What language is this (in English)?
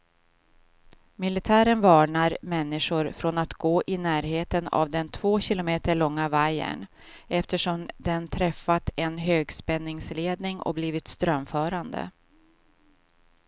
Swedish